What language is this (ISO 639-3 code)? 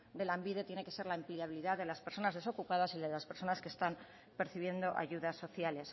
spa